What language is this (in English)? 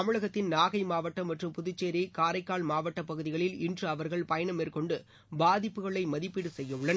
Tamil